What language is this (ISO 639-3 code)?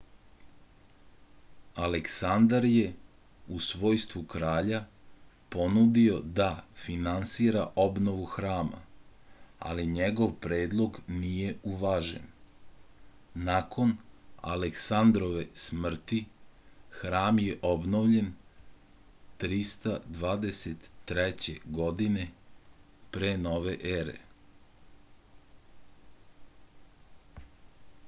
srp